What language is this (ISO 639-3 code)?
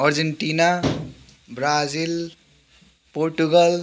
nep